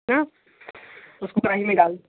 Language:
Hindi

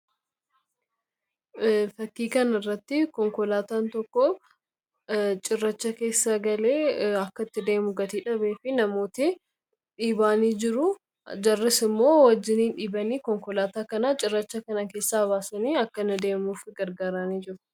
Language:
Oromo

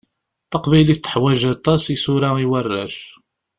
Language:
Kabyle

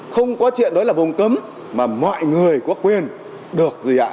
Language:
Vietnamese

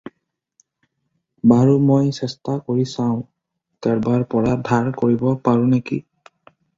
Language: Assamese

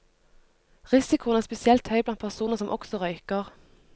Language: Norwegian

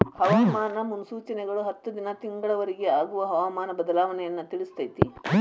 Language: Kannada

